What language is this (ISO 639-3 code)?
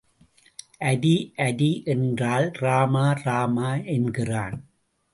tam